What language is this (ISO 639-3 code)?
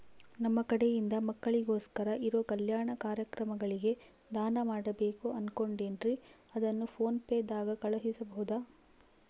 kan